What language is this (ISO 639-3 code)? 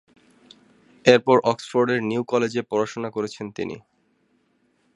ben